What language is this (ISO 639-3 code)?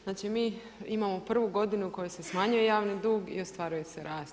hrv